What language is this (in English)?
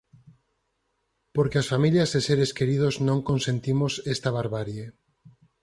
Galician